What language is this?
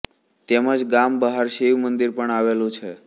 Gujarati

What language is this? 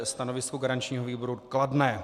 Czech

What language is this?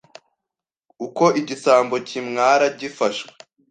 Kinyarwanda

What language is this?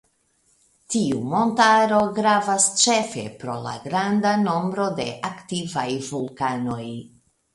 Esperanto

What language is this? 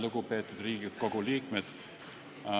Estonian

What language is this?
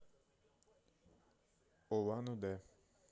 Russian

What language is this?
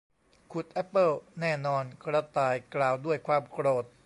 Thai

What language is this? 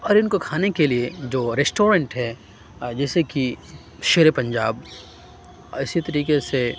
Urdu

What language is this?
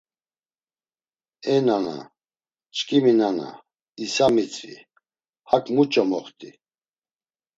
Laz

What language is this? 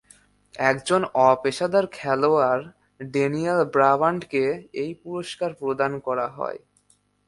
Bangla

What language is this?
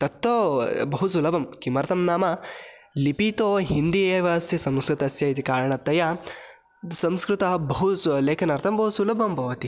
Sanskrit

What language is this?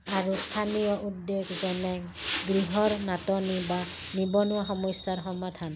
Assamese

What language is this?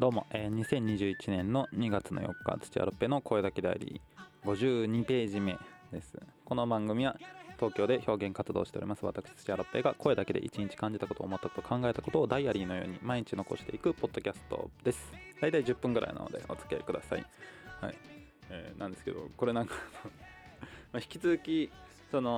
Japanese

